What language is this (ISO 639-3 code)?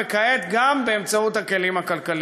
heb